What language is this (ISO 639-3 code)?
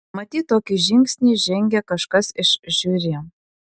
lit